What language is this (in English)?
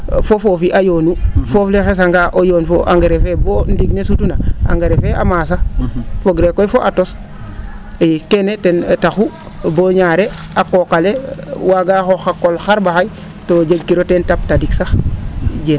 Serer